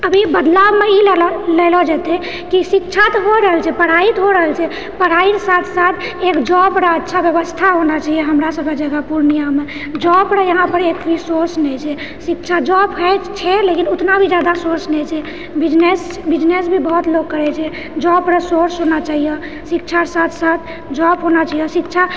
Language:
Maithili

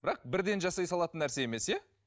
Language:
Kazakh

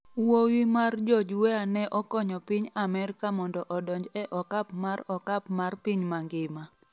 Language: Luo (Kenya and Tanzania)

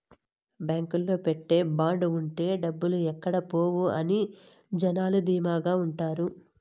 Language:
Telugu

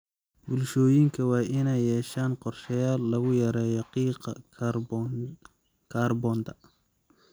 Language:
Somali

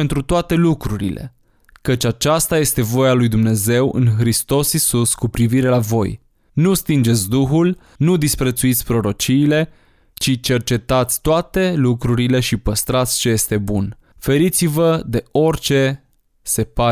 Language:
Romanian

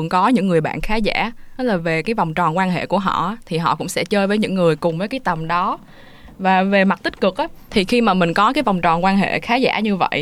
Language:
Vietnamese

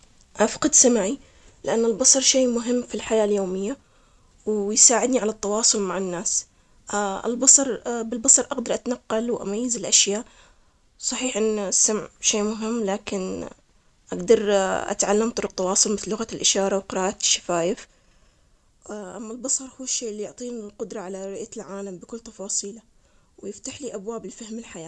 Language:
Omani Arabic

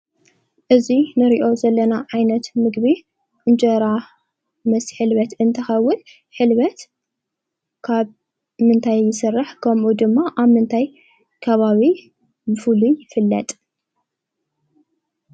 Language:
Tigrinya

